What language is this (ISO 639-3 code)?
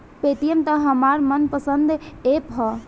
bho